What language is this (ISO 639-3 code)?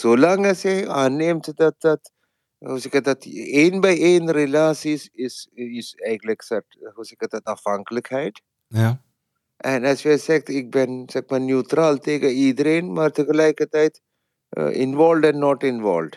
nld